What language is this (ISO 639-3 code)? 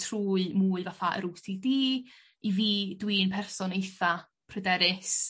cym